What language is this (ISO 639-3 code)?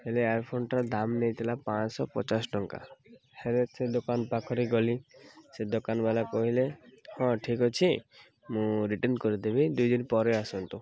ori